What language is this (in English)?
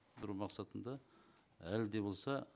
Kazakh